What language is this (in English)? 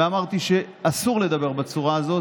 Hebrew